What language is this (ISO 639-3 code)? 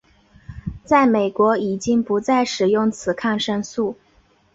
zho